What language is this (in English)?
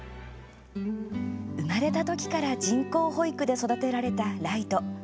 Japanese